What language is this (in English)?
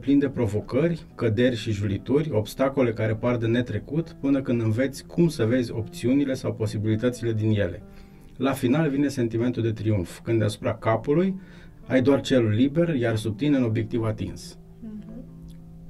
Romanian